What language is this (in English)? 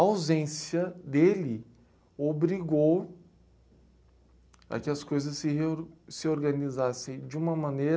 Portuguese